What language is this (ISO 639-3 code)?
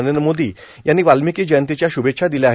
mar